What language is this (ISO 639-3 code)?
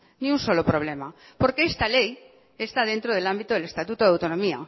spa